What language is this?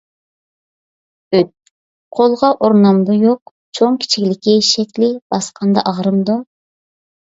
Uyghur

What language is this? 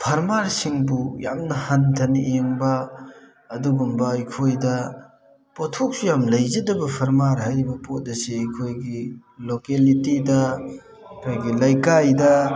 Manipuri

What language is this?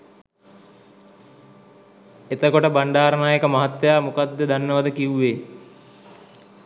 Sinhala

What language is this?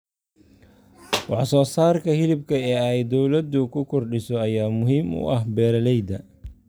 Somali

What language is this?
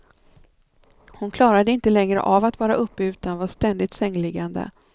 Swedish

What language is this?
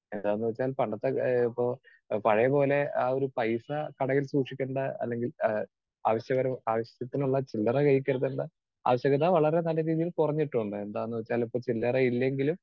Malayalam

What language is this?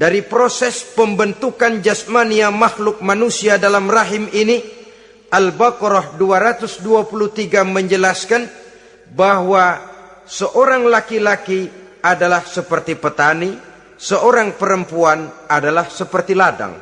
Indonesian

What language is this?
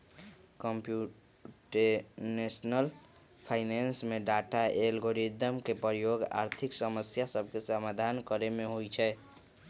Magahi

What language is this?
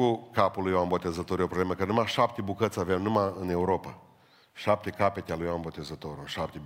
Romanian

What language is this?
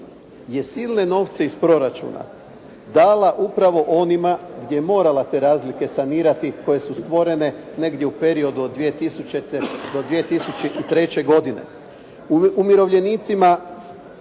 Croatian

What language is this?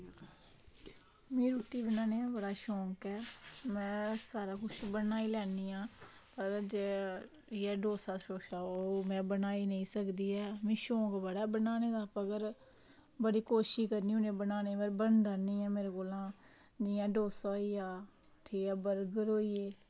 Dogri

